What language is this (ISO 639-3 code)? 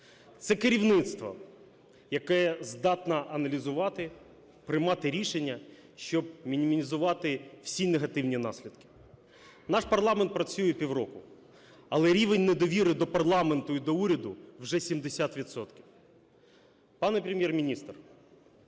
ukr